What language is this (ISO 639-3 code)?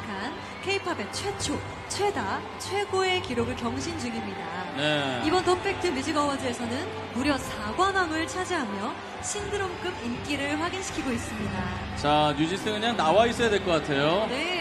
kor